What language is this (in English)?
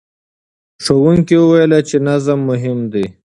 Pashto